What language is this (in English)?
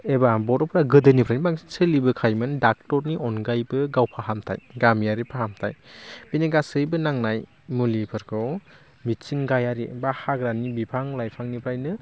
Bodo